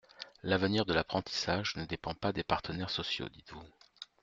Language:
French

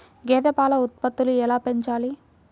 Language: Telugu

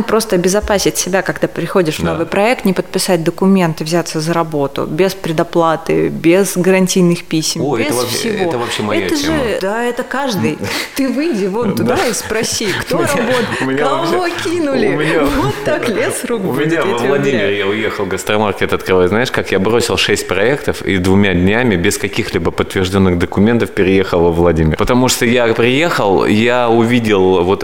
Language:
Russian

